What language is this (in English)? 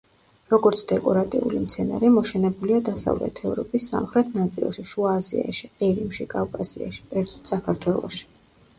Georgian